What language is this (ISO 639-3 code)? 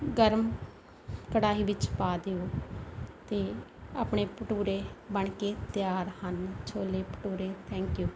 pan